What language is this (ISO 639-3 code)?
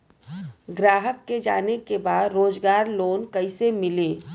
bho